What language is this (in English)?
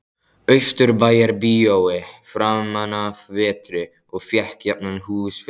Icelandic